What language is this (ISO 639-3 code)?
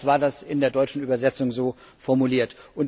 deu